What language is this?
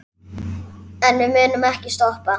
Icelandic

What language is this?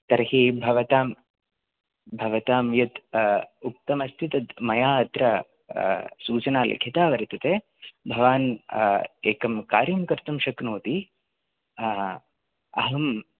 Sanskrit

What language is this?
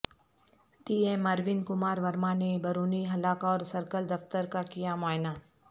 Urdu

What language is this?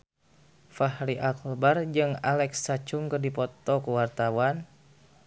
Sundanese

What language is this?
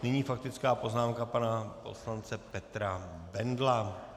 Czech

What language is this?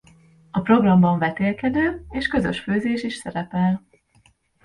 Hungarian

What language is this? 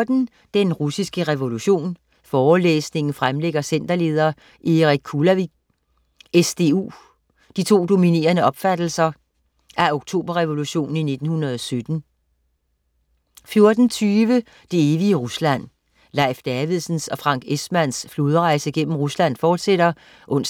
Danish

